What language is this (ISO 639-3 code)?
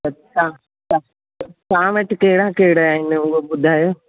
snd